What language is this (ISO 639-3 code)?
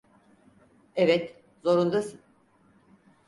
tur